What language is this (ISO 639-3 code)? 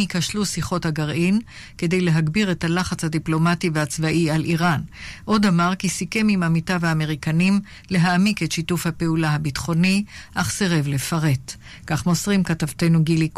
heb